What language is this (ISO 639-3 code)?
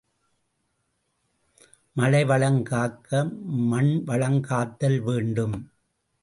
tam